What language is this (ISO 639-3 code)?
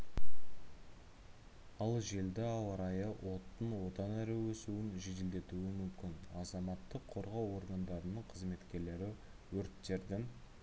kaz